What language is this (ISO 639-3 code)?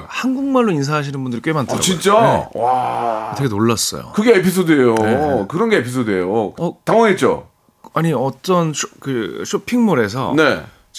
kor